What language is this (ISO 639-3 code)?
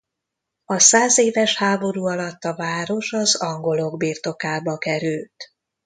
hun